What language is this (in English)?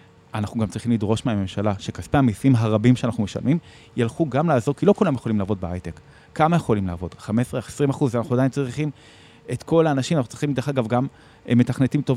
Hebrew